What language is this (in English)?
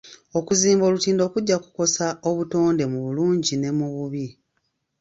Ganda